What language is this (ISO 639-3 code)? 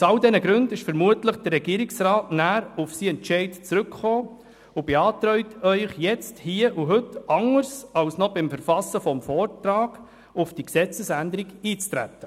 gsw